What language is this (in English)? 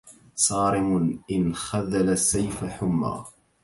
Arabic